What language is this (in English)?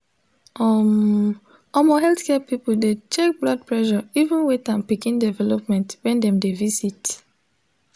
Nigerian Pidgin